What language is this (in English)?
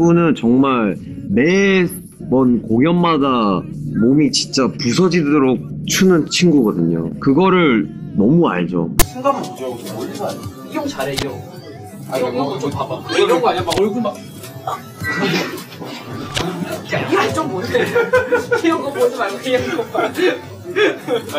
Korean